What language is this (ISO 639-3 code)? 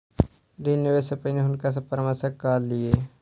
mai